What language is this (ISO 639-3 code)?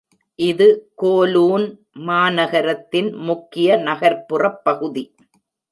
tam